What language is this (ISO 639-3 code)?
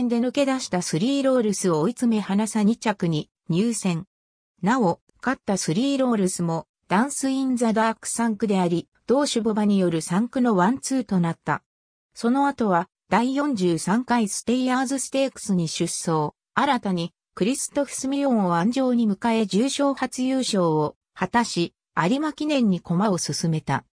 jpn